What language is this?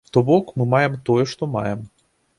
Belarusian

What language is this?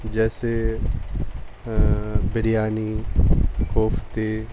Urdu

